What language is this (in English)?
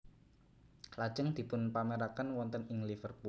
Javanese